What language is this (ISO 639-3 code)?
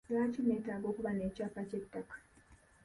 lug